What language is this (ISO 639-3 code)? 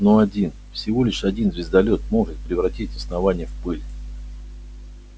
rus